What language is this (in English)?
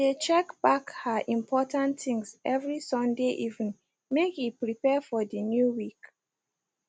Nigerian Pidgin